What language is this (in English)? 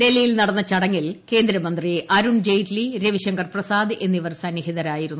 Malayalam